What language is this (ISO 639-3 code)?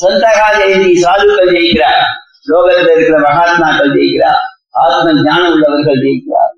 tam